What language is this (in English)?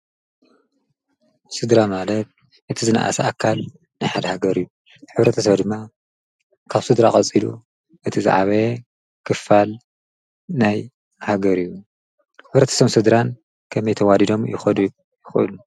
Tigrinya